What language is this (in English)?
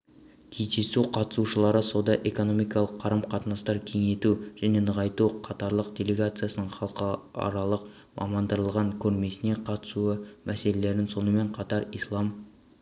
Kazakh